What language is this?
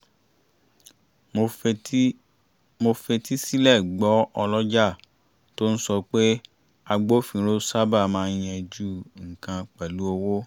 Yoruba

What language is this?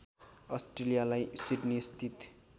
Nepali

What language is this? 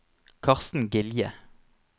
Norwegian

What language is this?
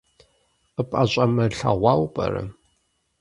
Kabardian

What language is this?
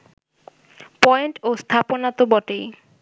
Bangla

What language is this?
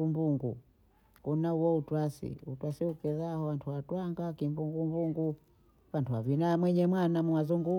Bondei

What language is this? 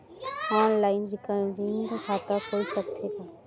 Chhattisgarhi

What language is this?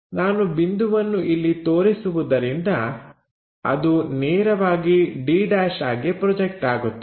Kannada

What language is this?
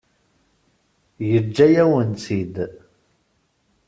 Kabyle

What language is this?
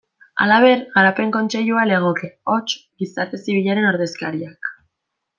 Basque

